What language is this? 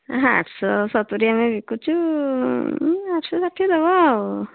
Odia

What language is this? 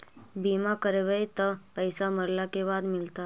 Magahi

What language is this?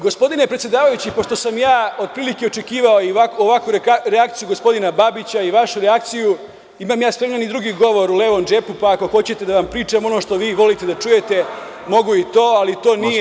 Serbian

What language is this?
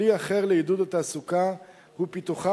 Hebrew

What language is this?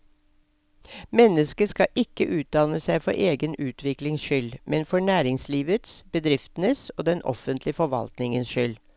Norwegian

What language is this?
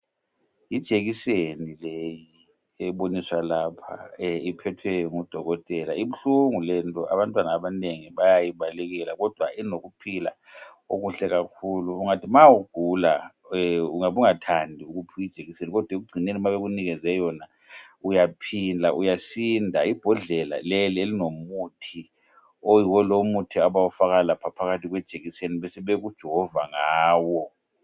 North Ndebele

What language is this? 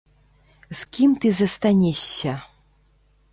Belarusian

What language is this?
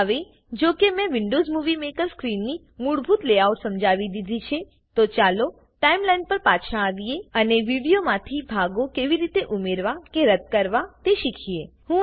Gujarati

